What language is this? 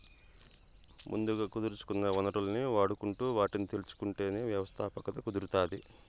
Telugu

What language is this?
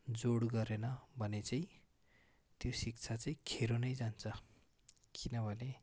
Nepali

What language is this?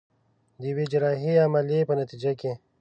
Pashto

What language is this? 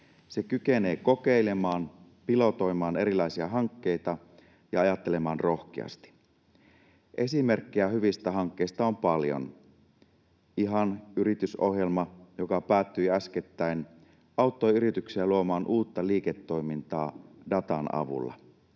Finnish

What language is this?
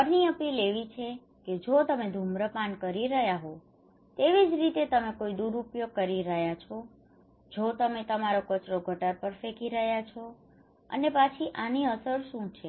Gujarati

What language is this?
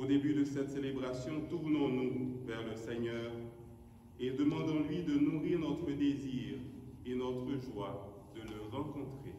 French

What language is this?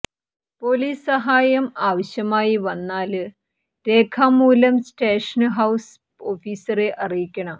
Malayalam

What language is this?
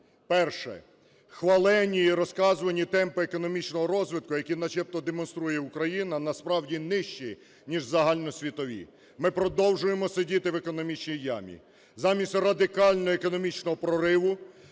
Ukrainian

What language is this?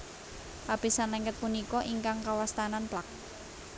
Javanese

